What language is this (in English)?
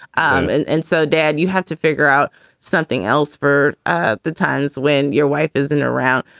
English